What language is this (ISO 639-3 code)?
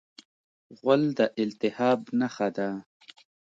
pus